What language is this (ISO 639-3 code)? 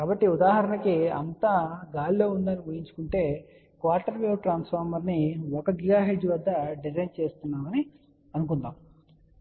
tel